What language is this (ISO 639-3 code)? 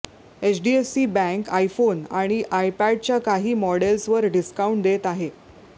mar